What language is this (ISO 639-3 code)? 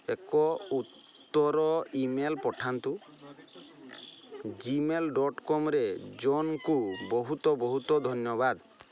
ori